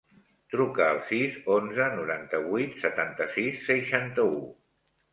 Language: Catalan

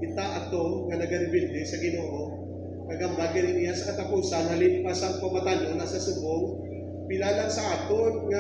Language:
Filipino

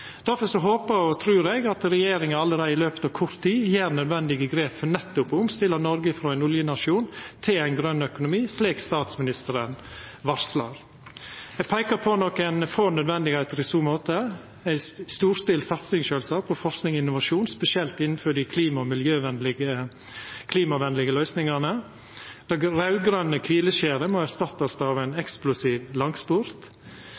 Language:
Norwegian Nynorsk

